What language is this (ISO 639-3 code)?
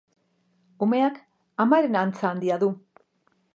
eus